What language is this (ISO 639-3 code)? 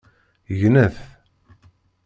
kab